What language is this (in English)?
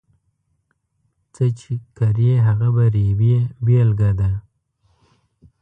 Pashto